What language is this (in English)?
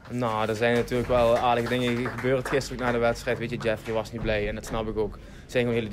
Dutch